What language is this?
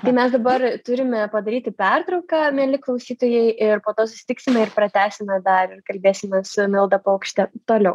Lithuanian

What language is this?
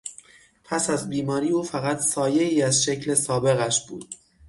Persian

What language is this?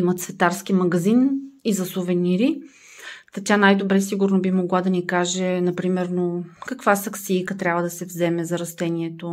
Bulgarian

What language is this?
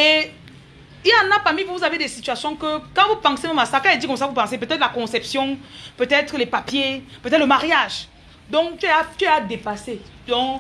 French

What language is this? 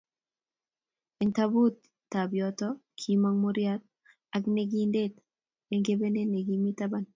Kalenjin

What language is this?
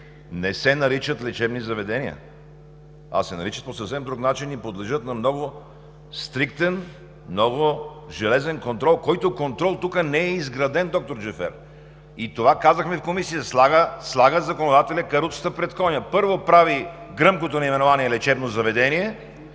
Bulgarian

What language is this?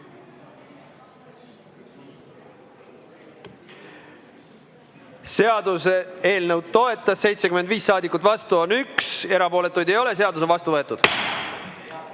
Estonian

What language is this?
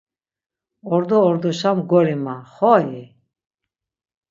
Laz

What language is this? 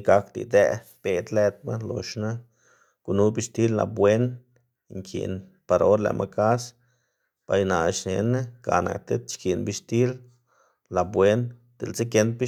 Xanaguía Zapotec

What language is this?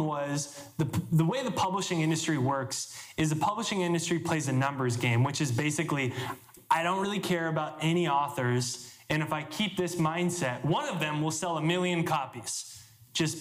English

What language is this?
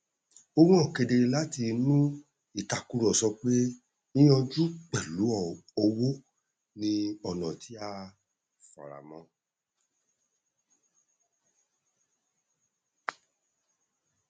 Yoruba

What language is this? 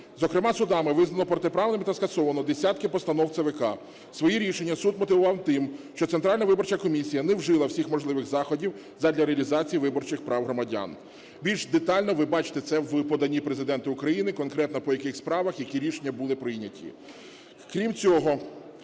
Ukrainian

